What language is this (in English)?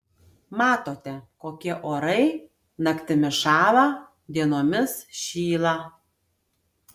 Lithuanian